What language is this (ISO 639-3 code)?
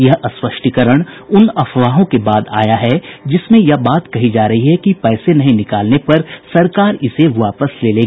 hin